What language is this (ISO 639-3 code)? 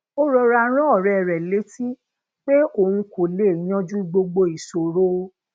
yor